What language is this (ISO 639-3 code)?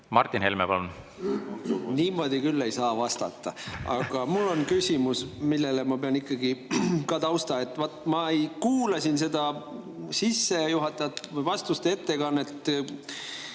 est